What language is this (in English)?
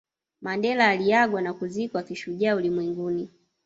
Swahili